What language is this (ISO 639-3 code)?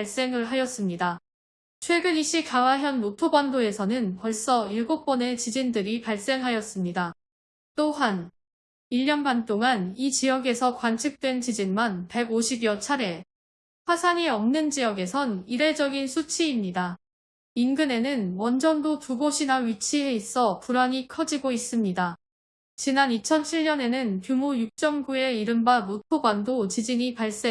kor